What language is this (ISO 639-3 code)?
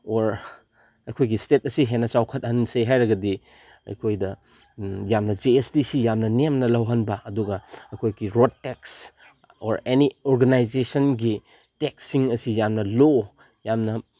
mni